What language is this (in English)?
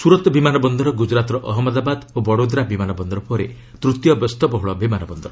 Odia